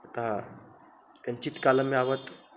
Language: Sanskrit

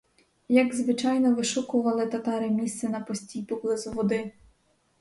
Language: Ukrainian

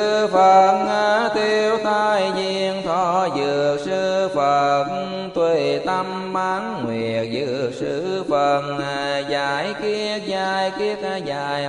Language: Vietnamese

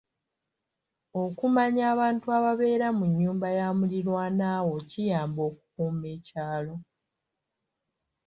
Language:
Ganda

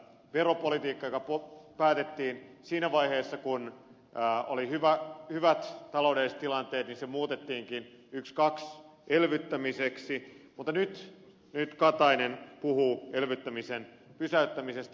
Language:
Finnish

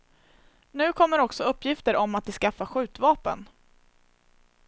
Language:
Swedish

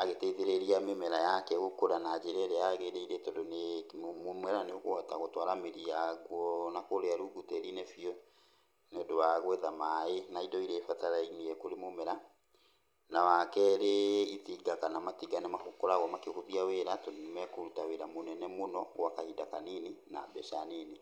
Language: Kikuyu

